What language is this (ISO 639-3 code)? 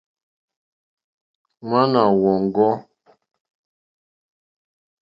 bri